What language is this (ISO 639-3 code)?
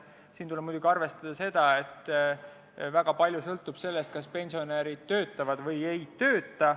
est